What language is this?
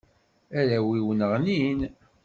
Kabyle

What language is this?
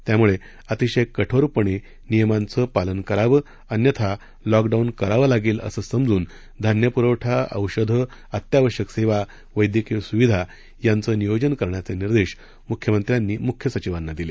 Marathi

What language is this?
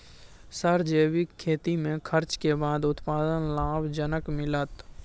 Maithili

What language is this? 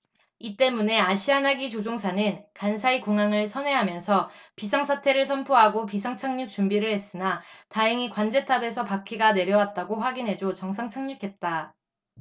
Korean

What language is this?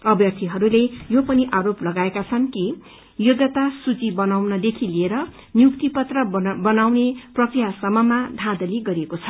Nepali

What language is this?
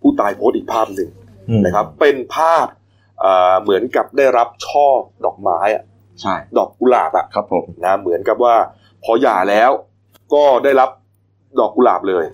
Thai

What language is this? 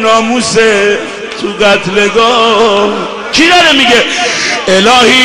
Persian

